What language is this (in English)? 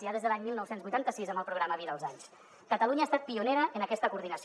Catalan